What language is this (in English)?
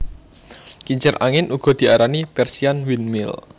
Javanese